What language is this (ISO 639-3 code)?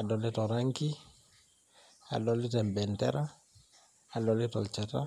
mas